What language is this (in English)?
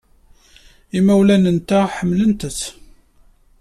Kabyle